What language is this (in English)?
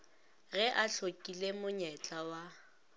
Northern Sotho